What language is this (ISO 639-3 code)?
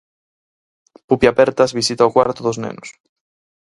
glg